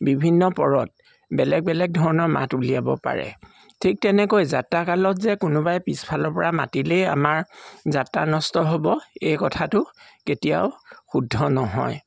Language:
Assamese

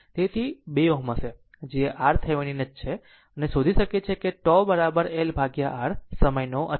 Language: Gujarati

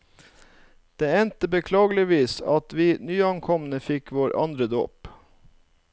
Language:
Norwegian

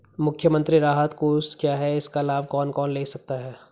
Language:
Hindi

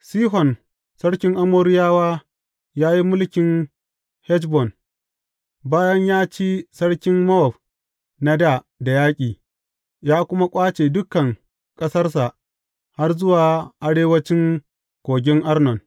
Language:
Hausa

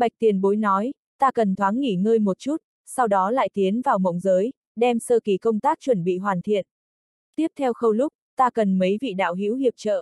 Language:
Vietnamese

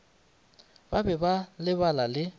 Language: Northern Sotho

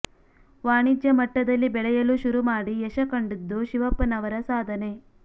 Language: Kannada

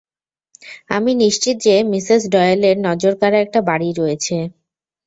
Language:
Bangla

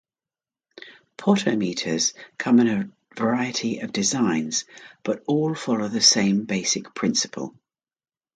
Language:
English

